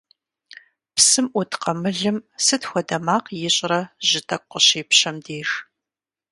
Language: Kabardian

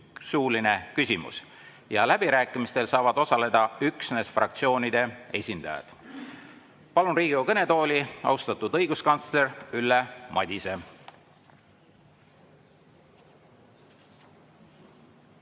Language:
Estonian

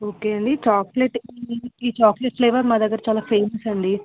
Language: Telugu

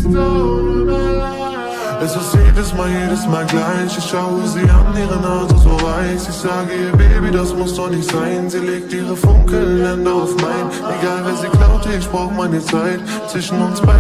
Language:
Dutch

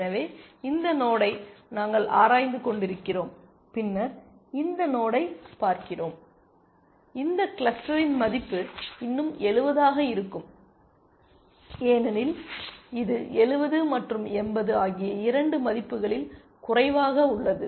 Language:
Tamil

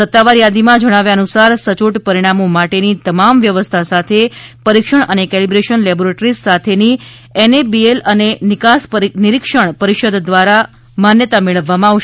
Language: Gujarati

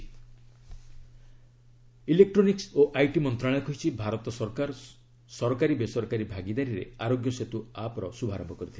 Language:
Odia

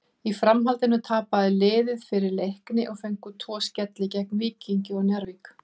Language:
Icelandic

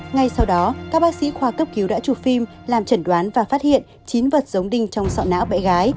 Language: Vietnamese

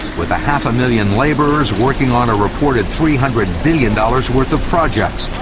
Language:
English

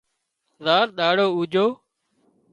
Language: Wadiyara Koli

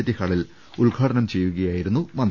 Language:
Malayalam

